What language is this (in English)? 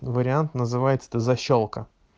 Russian